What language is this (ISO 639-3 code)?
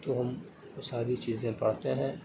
urd